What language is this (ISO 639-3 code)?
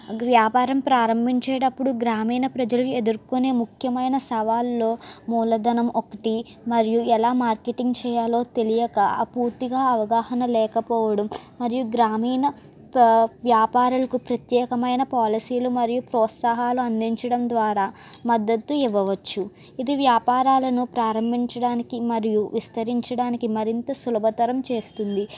tel